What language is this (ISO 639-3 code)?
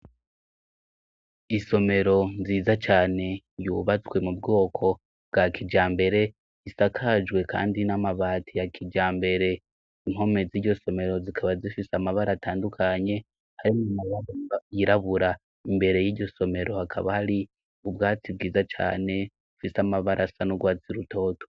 run